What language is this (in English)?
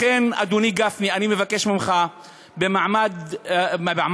Hebrew